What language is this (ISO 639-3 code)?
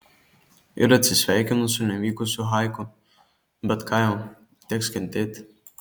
lit